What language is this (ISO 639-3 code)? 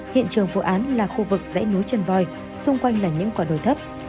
vie